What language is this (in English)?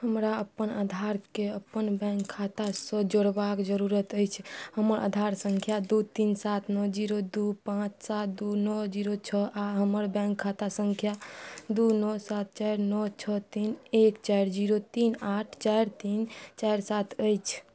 Maithili